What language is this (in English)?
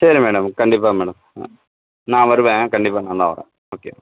Tamil